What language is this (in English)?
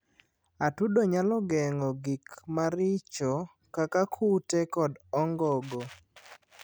Luo (Kenya and Tanzania)